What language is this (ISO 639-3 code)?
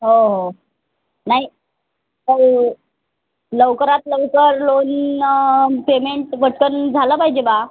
mar